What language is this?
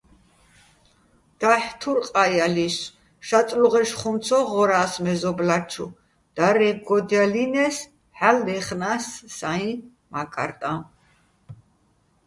Bats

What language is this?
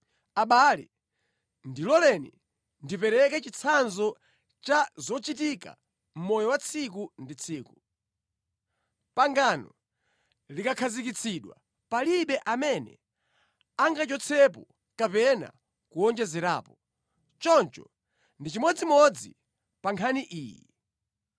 Nyanja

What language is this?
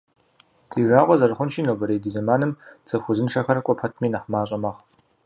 Kabardian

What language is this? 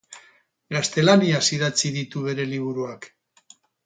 Basque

